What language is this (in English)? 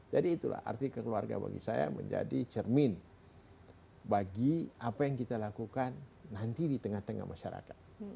Indonesian